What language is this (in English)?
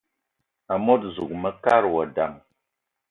Eton (Cameroon)